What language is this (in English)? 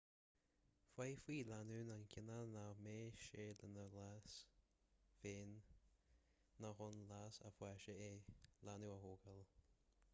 Irish